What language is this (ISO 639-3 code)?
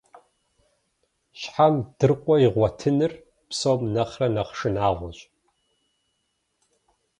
kbd